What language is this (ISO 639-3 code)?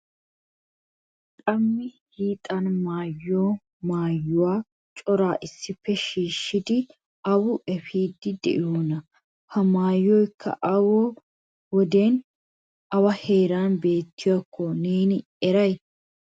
wal